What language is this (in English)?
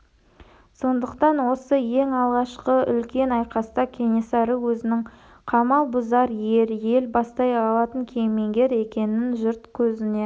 Kazakh